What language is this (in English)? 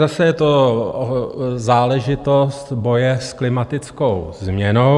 Czech